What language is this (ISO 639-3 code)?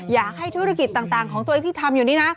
tha